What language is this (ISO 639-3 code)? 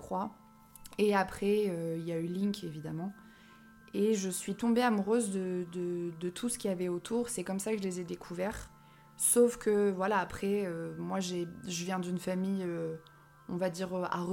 fra